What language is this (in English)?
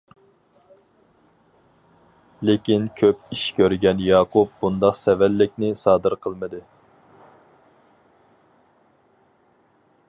Uyghur